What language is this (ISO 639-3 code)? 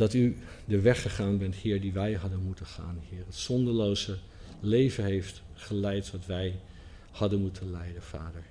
nld